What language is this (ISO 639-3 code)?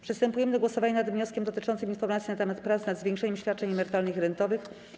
pol